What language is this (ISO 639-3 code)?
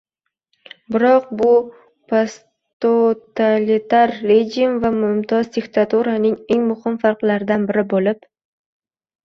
uzb